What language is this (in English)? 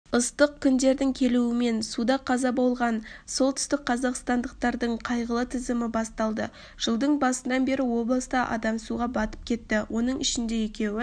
Kazakh